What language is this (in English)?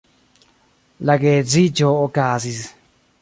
Esperanto